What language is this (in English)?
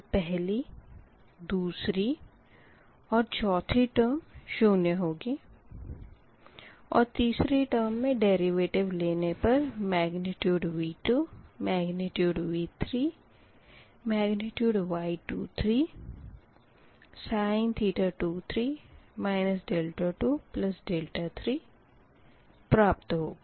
Hindi